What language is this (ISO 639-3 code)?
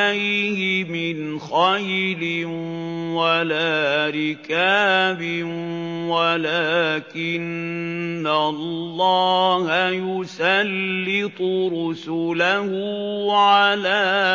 ara